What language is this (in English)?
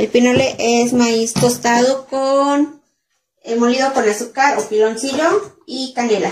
Spanish